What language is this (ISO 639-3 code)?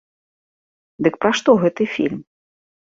bel